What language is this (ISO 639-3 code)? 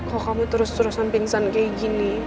ind